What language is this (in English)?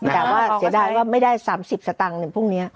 Thai